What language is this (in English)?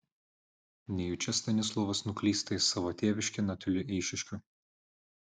Lithuanian